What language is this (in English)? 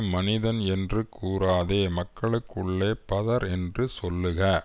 Tamil